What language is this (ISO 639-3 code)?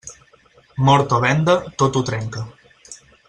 cat